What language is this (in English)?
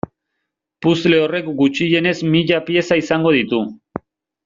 Basque